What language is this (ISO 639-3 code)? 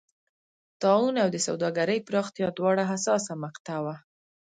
pus